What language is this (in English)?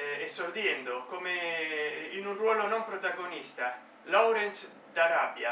Italian